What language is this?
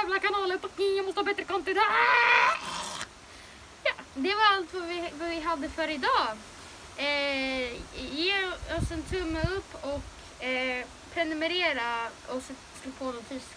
Swedish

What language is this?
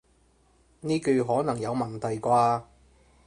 Cantonese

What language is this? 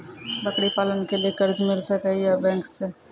Maithili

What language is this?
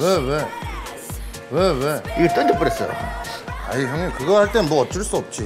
Korean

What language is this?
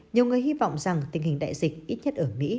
Vietnamese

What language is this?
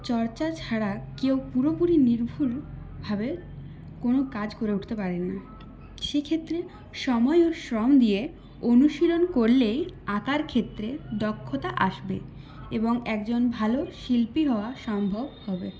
Bangla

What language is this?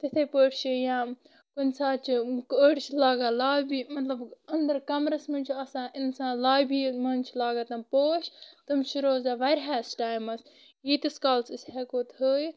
Kashmiri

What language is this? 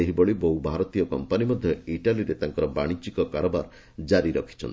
Odia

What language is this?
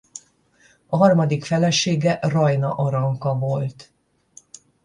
Hungarian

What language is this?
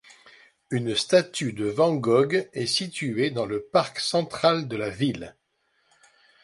French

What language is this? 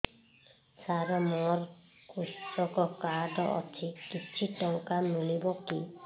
Odia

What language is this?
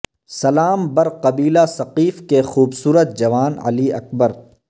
Urdu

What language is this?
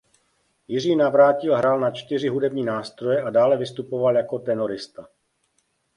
Czech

